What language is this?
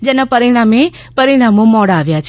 Gujarati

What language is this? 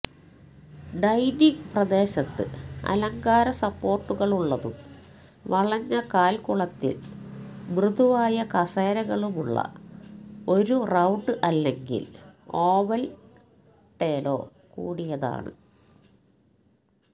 Malayalam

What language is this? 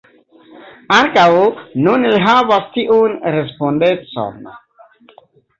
Esperanto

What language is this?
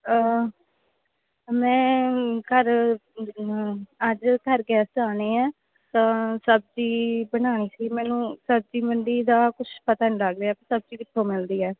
Punjabi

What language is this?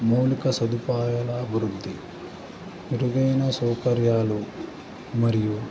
Telugu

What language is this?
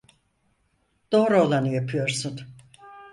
Turkish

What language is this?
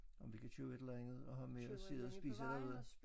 Danish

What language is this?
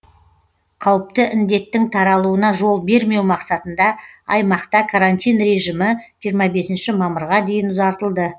Kazakh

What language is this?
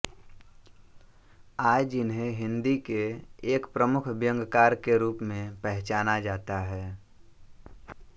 Hindi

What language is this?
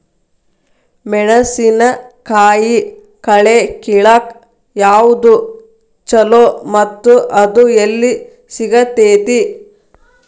Kannada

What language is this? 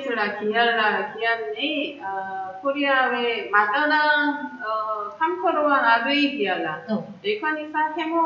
Korean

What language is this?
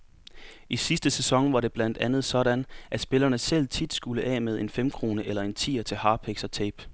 Danish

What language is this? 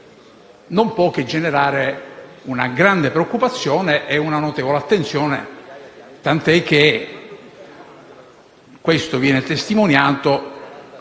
Italian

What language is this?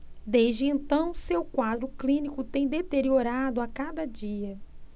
Portuguese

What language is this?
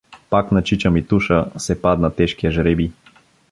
Bulgarian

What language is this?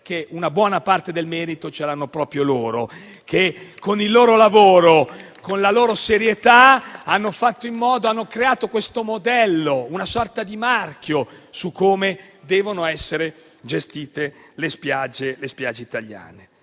Italian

